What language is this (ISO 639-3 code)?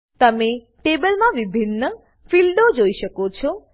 guj